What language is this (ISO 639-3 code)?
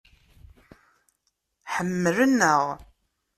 kab